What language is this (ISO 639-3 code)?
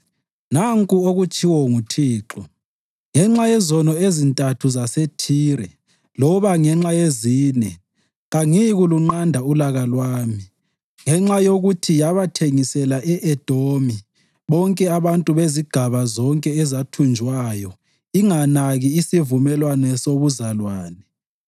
nde